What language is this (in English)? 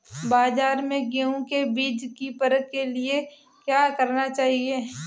Hindi